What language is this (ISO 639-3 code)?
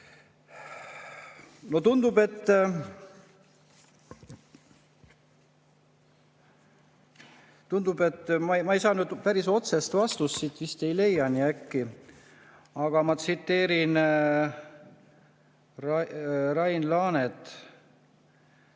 est